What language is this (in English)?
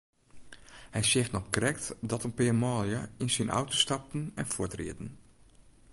Western Frisian